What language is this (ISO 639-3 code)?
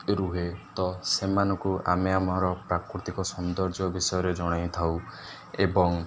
ori